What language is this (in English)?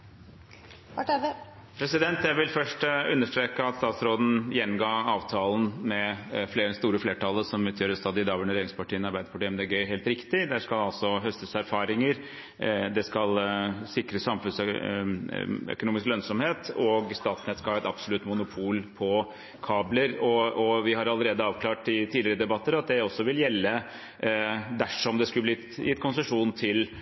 Norwegian